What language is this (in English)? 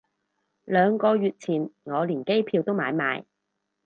Cantonese